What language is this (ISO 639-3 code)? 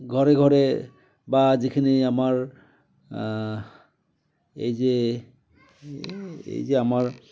asm